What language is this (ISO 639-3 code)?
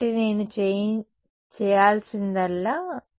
tel